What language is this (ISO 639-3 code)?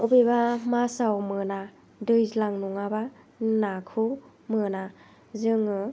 brx